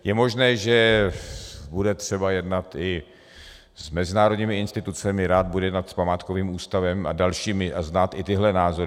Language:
Czech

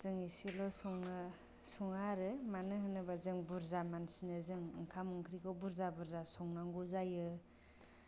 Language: Bodo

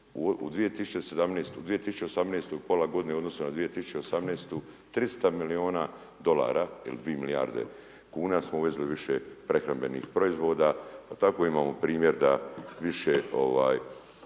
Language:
Croatian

